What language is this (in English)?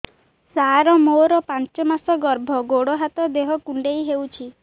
Odia